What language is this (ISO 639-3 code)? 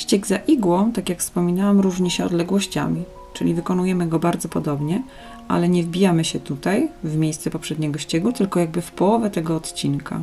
pol